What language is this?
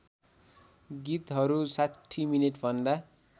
Nepali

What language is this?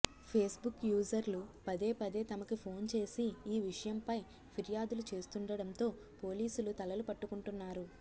Telugu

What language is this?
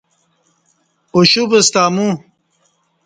Kati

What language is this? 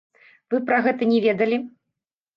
Belarusian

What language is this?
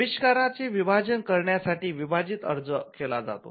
Marathi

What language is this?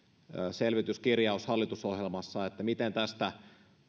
Finnish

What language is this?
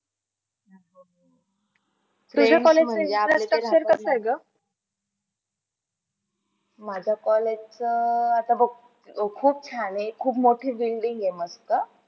Marathi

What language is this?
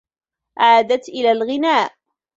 Arabic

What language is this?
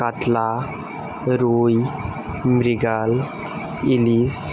Bangla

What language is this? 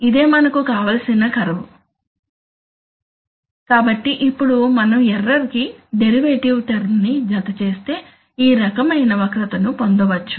Telugu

